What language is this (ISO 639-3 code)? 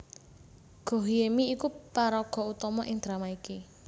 jav